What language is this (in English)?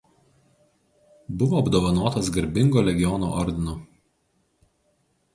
Lithuanian